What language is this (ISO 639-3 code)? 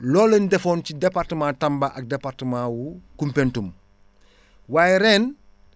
wol